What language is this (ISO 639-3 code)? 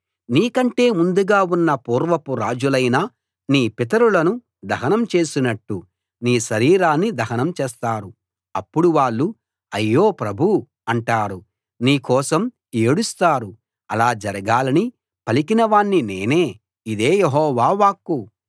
tel